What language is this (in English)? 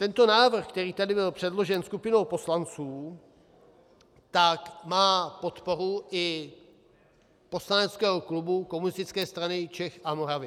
Czech